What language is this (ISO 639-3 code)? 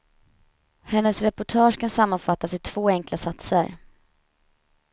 swe